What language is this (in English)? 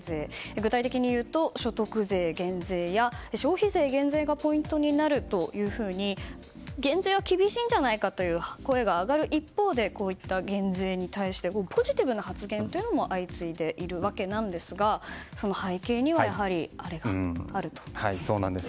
Japanese